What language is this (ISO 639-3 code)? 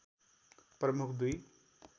nep